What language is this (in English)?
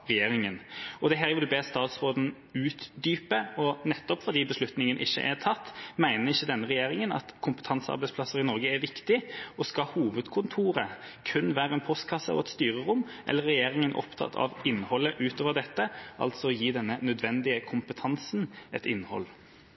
Norwegian Bokmål